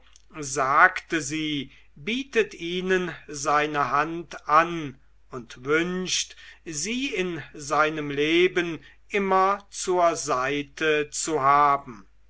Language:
German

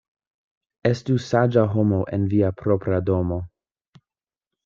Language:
Esperanto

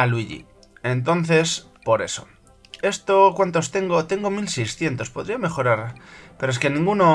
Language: Spanish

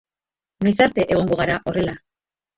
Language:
Basque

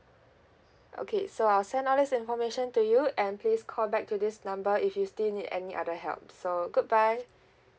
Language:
English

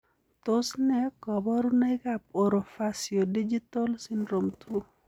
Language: Kalenjin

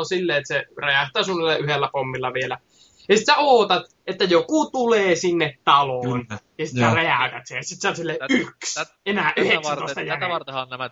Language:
Finnish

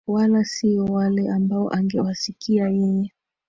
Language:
Swahili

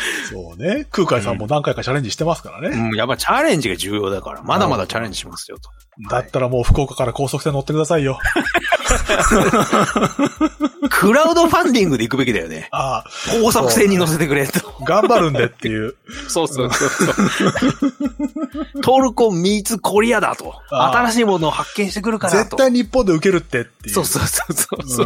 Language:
Japanese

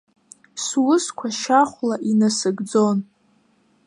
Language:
Abkhazian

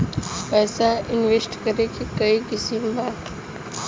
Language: Bhojpuri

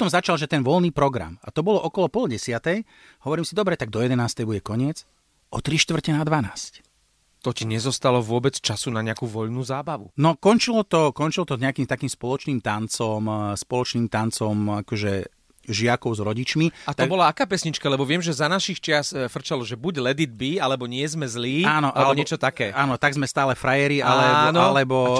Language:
Slovak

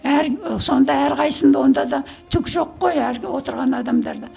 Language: Kazakh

